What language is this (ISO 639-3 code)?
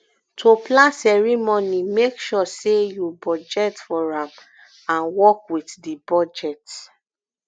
pcm